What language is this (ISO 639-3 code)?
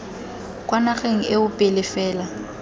tsn